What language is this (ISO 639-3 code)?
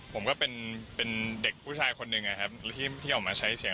tha